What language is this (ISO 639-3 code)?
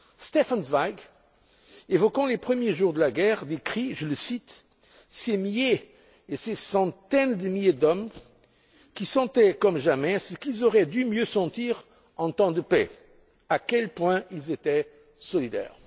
fra